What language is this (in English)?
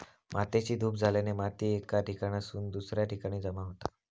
Marathi